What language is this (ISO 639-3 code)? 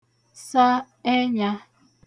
ibo